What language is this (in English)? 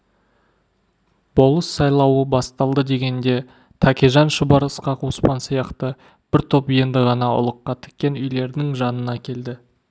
Kazakh